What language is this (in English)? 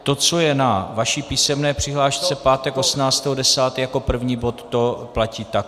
Czech